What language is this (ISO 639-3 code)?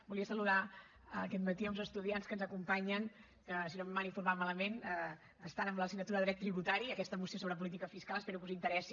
cat